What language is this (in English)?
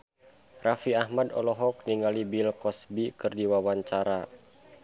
Sundanese